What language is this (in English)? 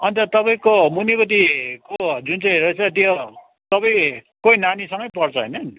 Nepali